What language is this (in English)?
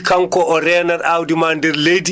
Fula